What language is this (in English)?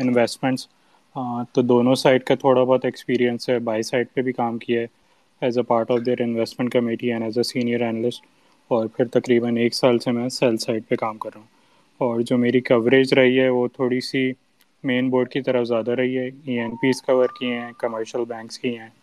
Urdu